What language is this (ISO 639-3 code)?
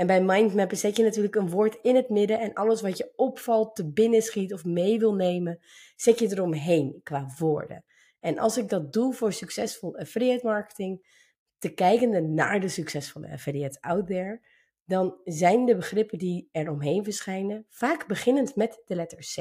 nld